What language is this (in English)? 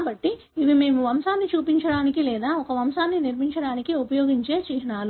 Telugu